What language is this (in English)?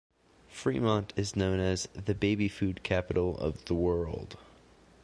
English